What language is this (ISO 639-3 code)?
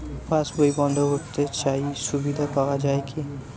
ben